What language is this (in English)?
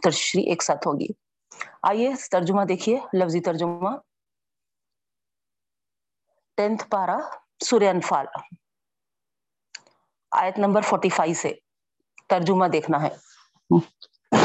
Urdu